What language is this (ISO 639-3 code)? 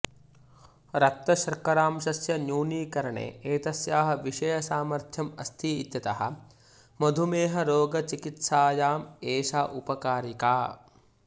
san